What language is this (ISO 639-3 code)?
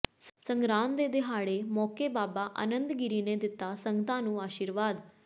pan